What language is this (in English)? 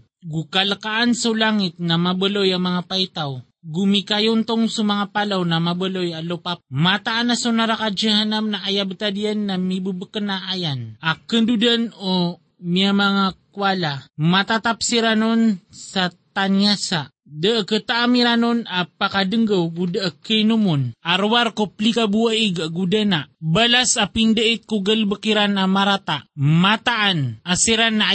Filipino